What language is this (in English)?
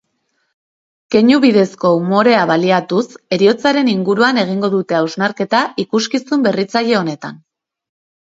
Basque